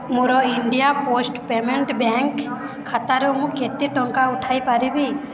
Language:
Odia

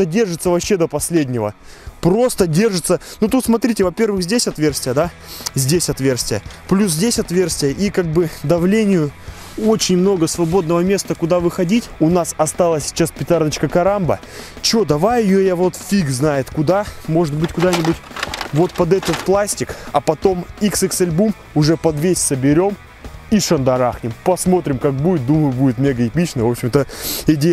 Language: Russian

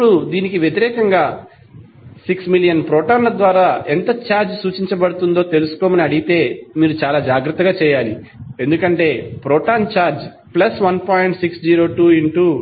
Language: Telugu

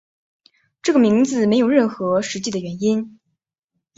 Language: Chinese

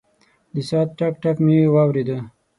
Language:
Pashto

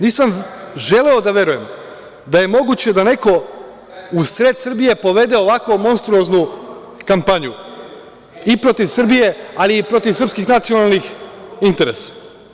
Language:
Serbian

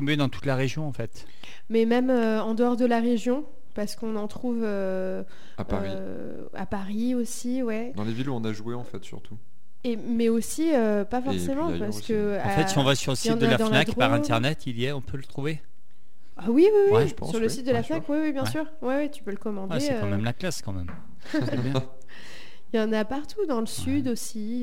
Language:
French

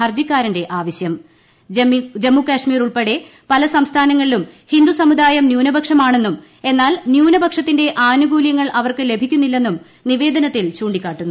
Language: Malayalam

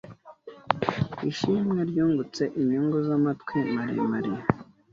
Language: Kinyarwanda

